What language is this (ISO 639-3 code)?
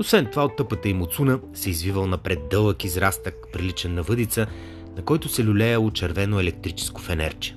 bul